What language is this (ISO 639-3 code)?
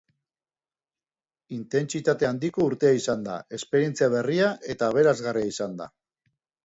eus